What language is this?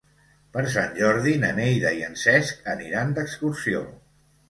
Catalan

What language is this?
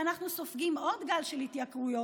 Hebrew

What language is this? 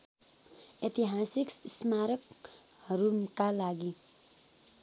Nepali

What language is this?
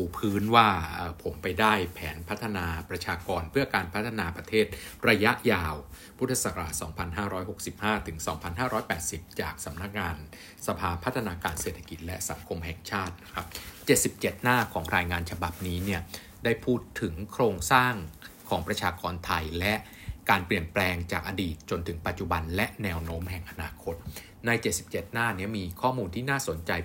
Thai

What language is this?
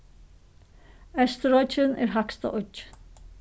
Faroese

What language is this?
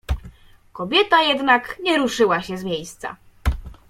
Polish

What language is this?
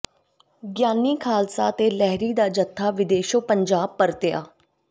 Punjabi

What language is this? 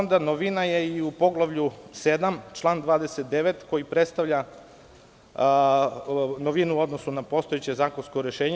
Serbian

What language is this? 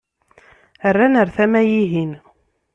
Kabyle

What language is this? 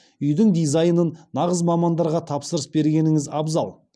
Kazakh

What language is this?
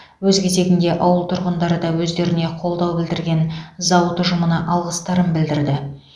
Kazakh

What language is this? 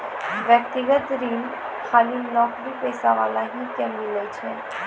Maithili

